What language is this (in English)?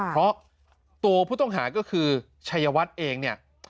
Thai